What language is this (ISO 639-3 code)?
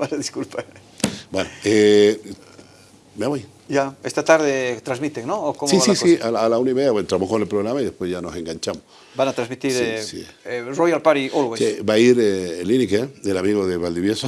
spa